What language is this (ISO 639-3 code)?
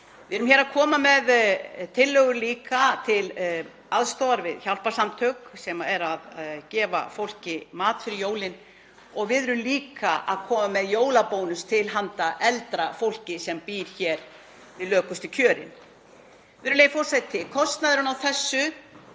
isl